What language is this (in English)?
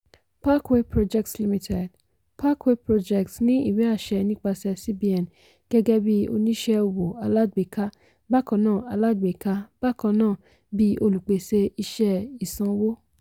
Yoruba